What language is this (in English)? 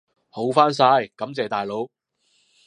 Cantonese